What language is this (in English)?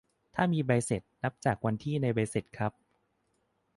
Thai